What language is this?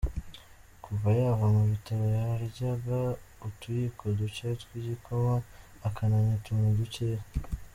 Kinyarwanda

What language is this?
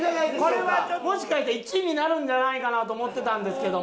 Japanese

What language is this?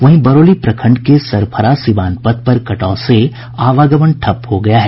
Hindi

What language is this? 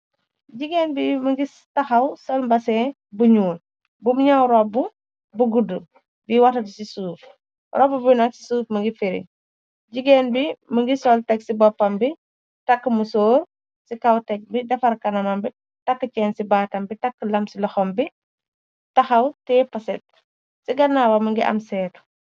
Wolof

